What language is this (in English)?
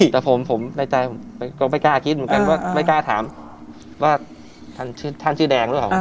Thai